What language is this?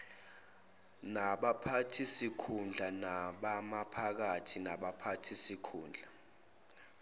Zulu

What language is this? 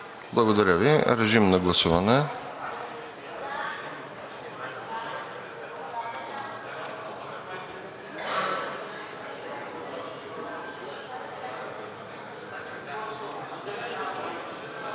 Bulgarian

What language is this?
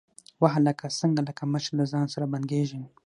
Pashto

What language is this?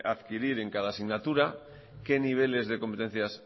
Spanish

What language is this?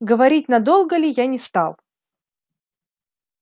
Russian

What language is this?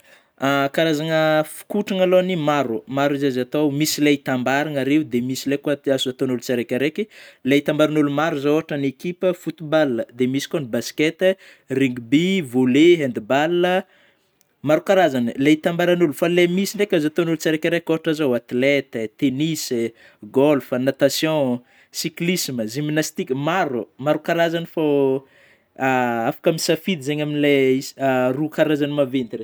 Northern Betsimisaraka Malagasy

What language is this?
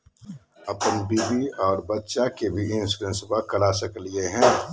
Magahi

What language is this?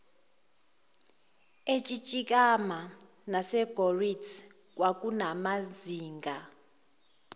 Zulu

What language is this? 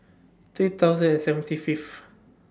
English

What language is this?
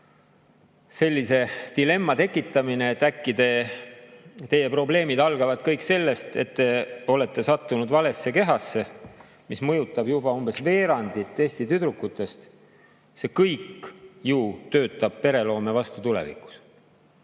Estonian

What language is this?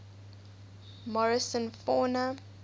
English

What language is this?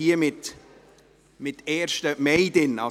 Swiss German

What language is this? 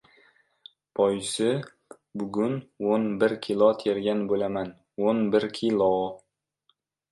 Uzbek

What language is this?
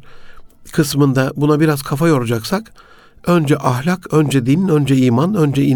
Turkish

